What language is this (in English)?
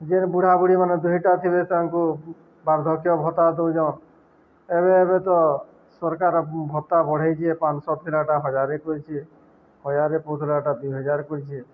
Odia